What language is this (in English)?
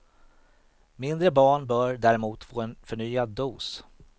Swedish